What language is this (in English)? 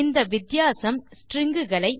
Tamil